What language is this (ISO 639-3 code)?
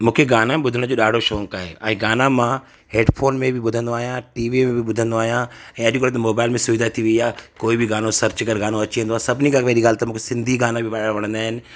snd